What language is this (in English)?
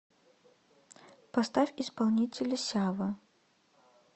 Russian